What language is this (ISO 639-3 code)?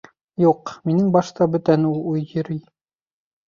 bak